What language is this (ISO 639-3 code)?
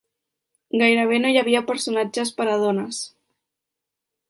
cat